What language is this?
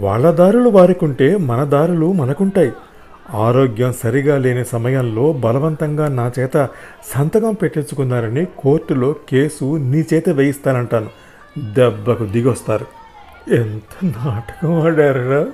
Telugu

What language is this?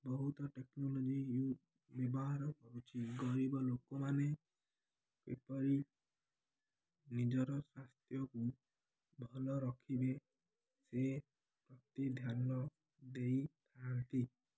Odia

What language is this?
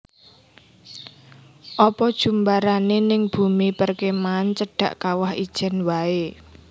Javanese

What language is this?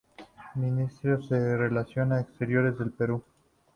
Spanish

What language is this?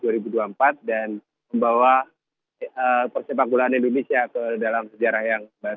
Indonesian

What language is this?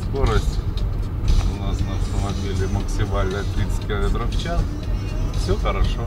Russian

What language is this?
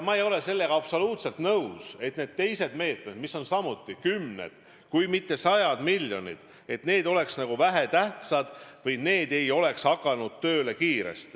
Estonian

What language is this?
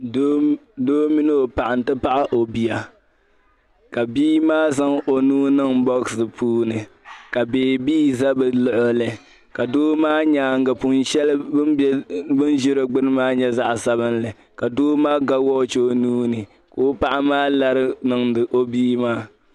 Dagbani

